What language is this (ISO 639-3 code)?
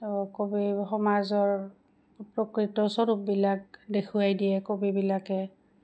asm